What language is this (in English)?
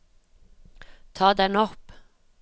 Norwegian